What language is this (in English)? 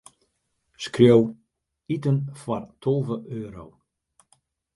Western Frisian